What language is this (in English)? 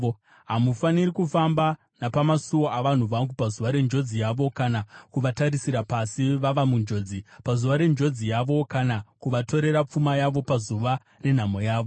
Shona